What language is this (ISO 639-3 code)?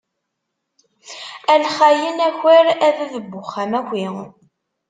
kab